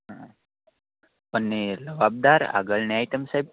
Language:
Gujarati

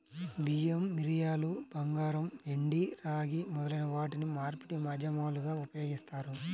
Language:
Telugu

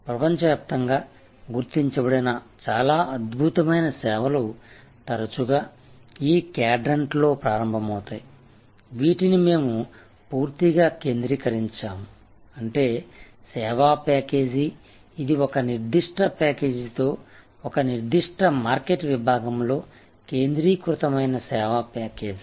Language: Telugu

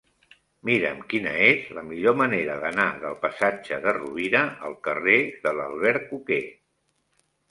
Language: Catalan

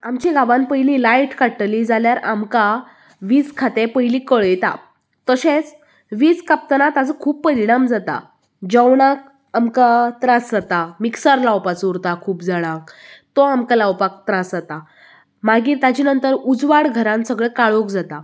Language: Konkani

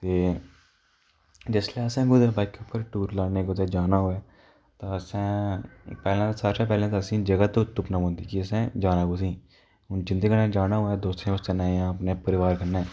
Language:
Dogri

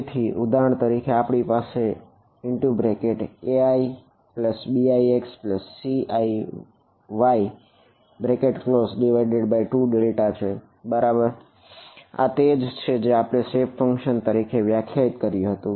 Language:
Gujarati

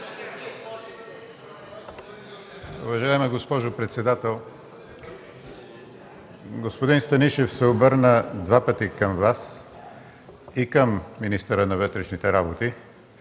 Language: Bulgarian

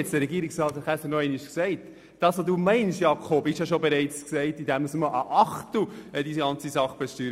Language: Swiss German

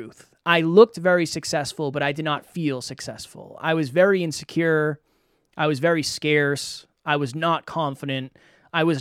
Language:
English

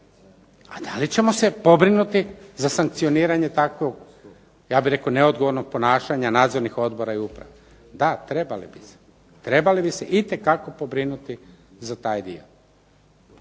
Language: Croatian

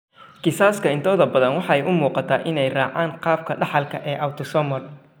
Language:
Somali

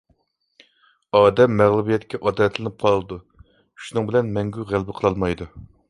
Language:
Uyghur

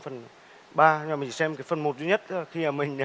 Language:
Vietnamese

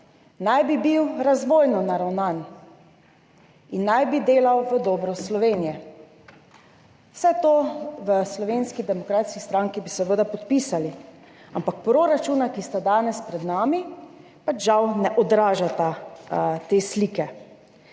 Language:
Slovenian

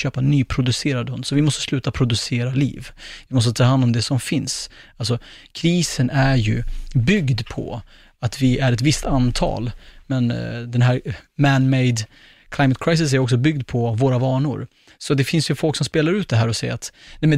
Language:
Swedish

